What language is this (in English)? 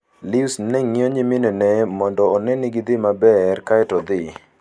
Luo (Kenya and Tanzania)